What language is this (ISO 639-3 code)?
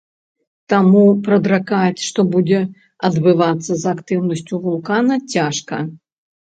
bel